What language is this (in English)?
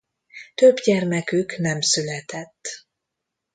Hungarian